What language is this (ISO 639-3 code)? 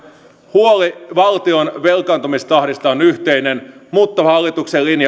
fin